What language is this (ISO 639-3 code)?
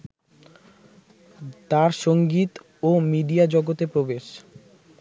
ben